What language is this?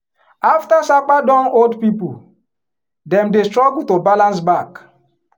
Nigerian Pidgin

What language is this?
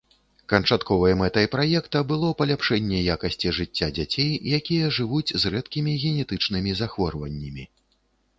Belarusian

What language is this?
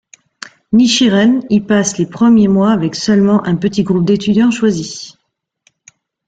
French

